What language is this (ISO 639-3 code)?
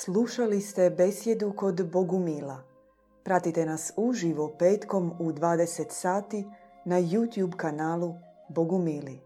hrv